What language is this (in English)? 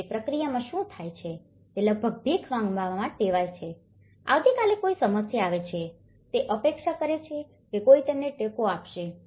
Gujarati